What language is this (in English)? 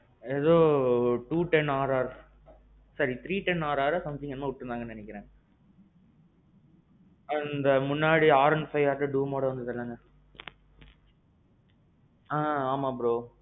Tamil